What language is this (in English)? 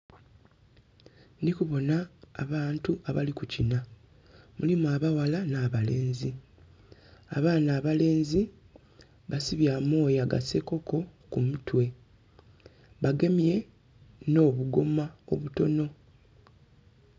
Soga